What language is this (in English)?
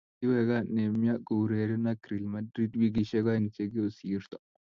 Kalenjin